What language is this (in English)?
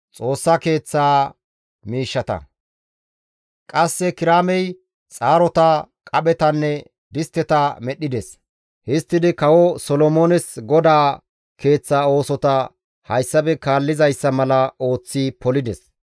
Gamo